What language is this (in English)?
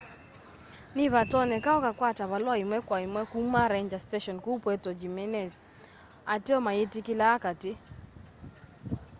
Kamba